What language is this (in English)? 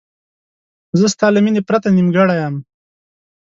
Pashto